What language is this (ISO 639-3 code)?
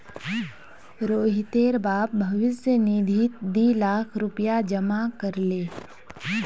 mag